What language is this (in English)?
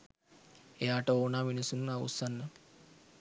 Sinhala